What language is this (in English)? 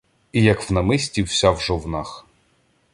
Ukrainian